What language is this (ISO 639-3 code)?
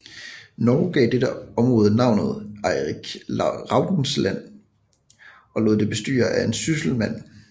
dan